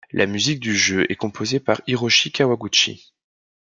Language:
French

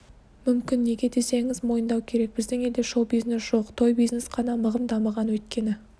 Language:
Kazakh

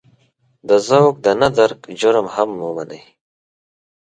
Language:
Pashto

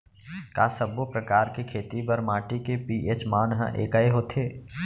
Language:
Chhattisgarhi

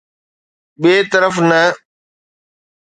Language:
Sindhi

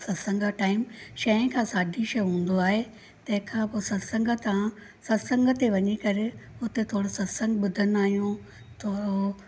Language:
Sindhi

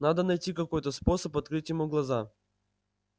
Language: Russian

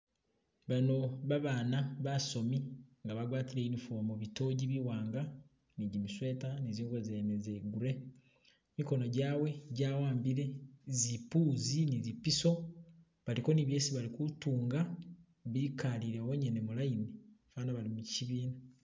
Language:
Masaaba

